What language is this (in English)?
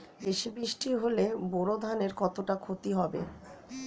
Bangla